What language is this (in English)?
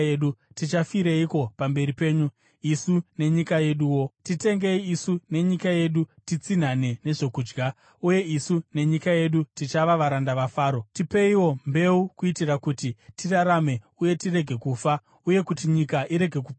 Shona